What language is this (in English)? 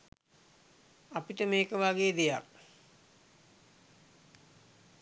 Sinhala